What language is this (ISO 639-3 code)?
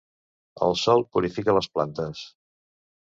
cat